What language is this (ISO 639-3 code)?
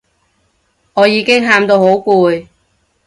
yue